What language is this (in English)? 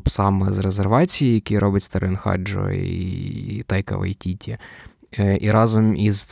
Ukrainian